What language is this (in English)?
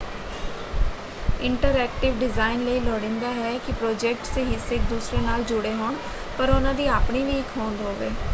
Punjabi